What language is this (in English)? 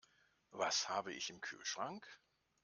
German